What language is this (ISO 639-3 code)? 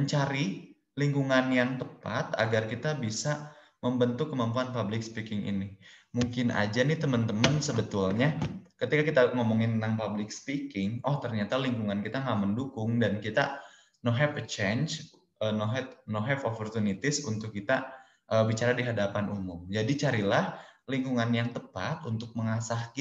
ind